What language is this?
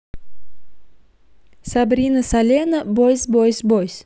Russian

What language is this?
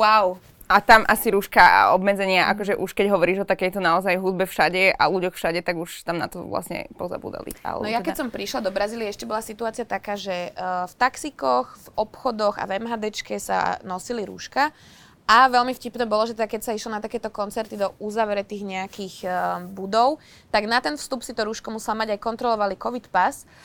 Slovak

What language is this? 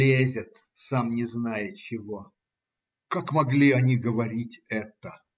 Russian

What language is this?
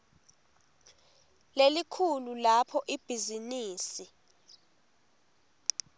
Swati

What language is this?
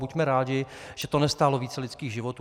Czech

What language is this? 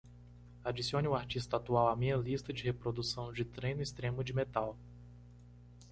Portuguese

